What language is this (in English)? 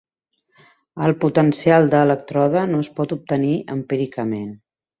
Catalan